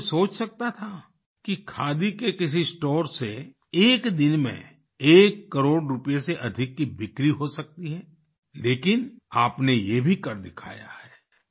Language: Hindi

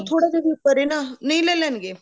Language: Punjabi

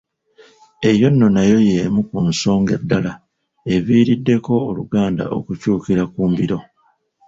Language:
Ganda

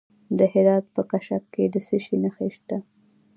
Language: Pashto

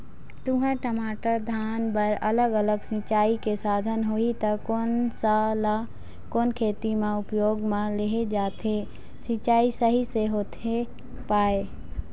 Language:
Chhattisgarhi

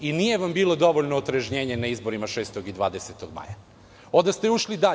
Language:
Serbian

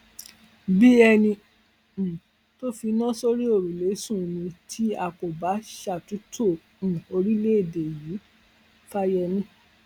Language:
Yoruba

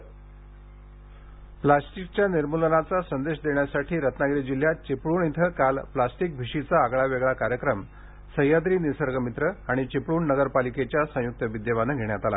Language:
Marathi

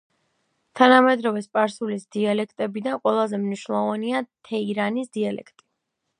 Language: Georgian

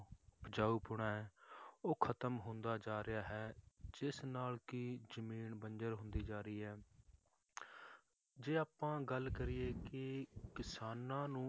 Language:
Punjabi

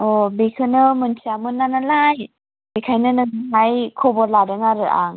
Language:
Bodo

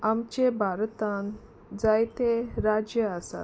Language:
Konkani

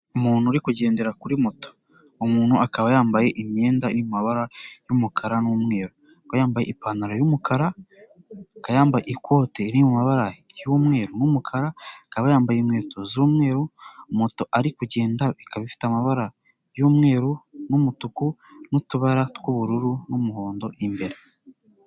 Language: Kinyarwanda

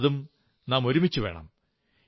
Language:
Malayalam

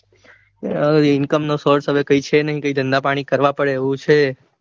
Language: Gujarati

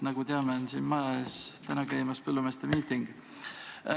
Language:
Estonian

